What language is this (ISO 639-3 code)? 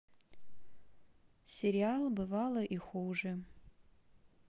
rus